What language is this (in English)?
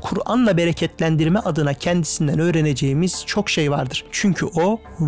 Turkish